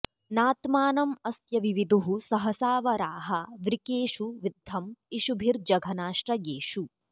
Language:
Sanskrit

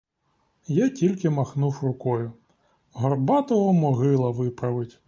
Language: Ukrainian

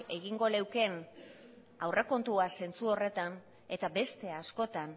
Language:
Basque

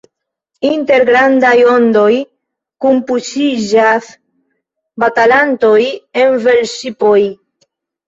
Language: Esperanto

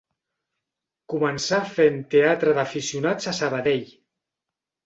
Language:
Catalan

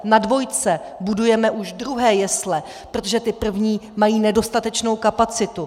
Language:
Czech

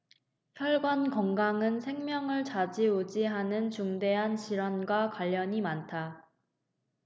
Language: Korean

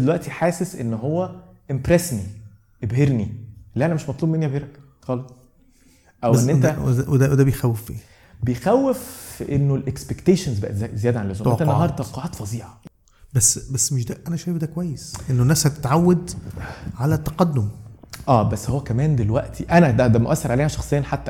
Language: Arabic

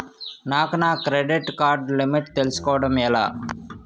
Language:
Telugu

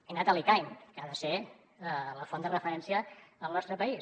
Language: Catalan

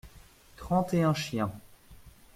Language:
French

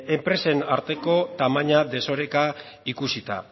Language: Basque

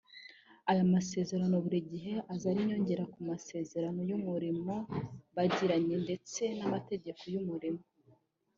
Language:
Kinyarwanda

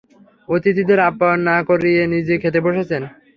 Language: Bangla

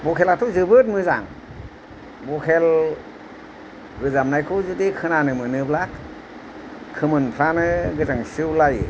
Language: Bodo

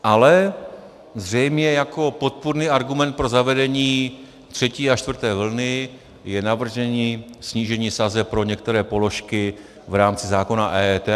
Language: Czech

